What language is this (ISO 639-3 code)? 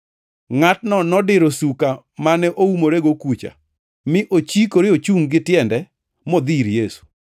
luo